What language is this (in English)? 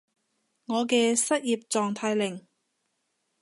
Cantonese